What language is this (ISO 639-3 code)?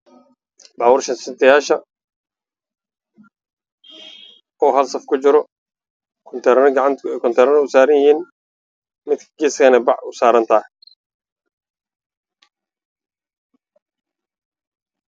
som